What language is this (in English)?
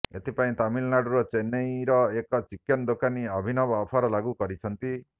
Odia